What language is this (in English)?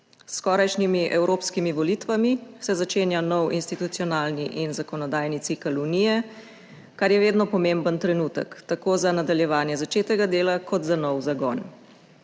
Slovenian